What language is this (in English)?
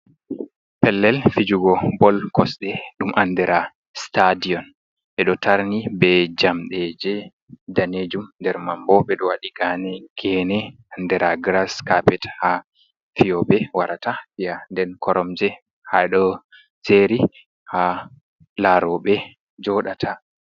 Fula